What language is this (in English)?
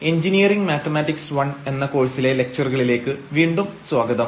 Malayalam